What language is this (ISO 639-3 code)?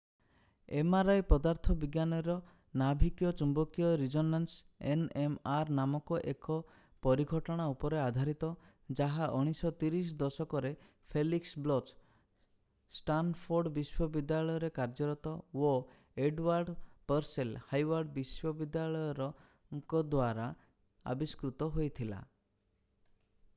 ori